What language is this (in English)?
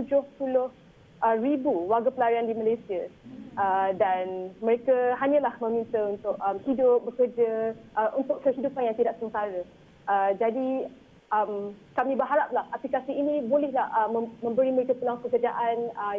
Malay